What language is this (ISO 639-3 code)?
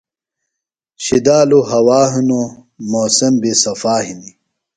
phl